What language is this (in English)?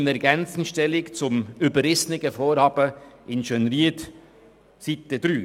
Swiss German